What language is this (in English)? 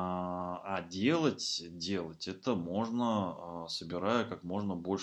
Russian